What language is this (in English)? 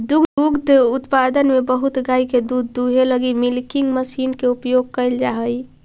Magahi